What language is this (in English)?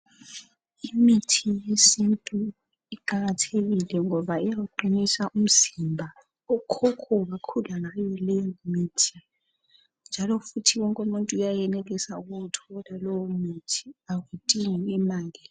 North Ndebele